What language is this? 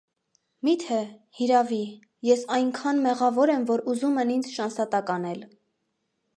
Armenian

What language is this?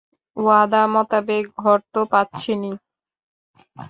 Bangla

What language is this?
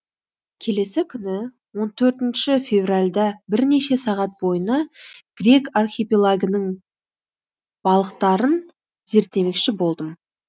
Kazakh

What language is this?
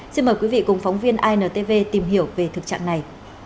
Vietnamese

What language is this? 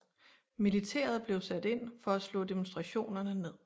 Danish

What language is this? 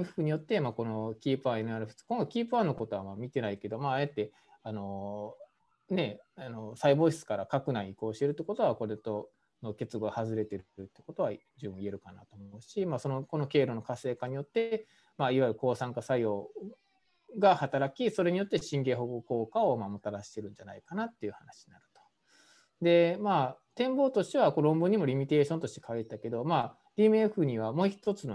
Japanese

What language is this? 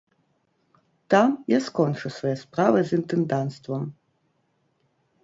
Belarusian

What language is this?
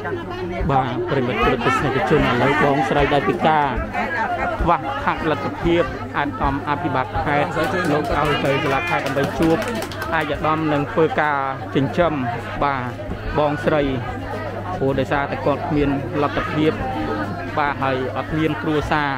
Thai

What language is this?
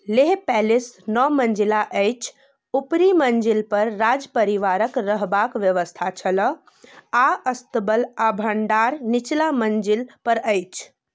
Maithili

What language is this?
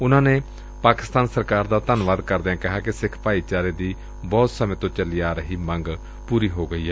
Punjabi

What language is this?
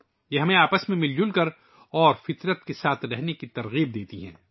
Urdu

